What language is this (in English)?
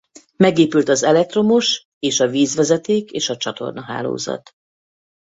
Hungarian